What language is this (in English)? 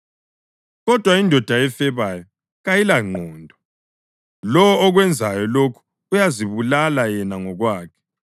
North Ndebele